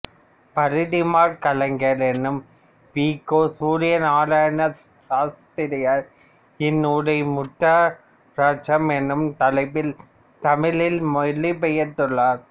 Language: Tamil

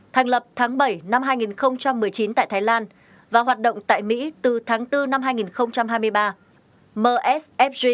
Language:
Vietnamese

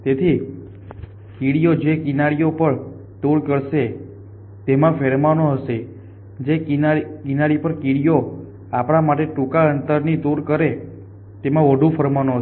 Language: Gujarati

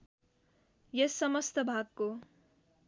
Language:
Nepali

